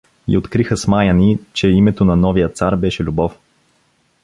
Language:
Bulgarian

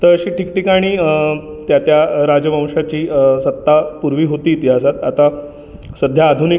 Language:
Marathi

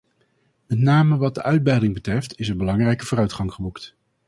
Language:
Dutch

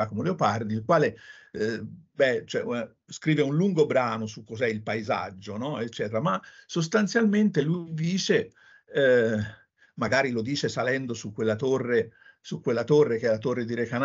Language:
Italian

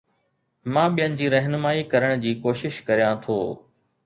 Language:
Sindhi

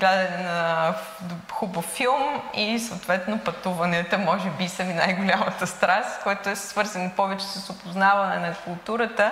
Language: Bulgarian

